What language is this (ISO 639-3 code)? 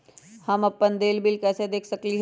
mag